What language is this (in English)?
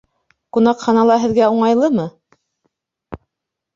Bashkir